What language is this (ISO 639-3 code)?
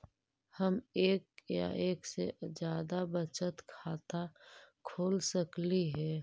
mag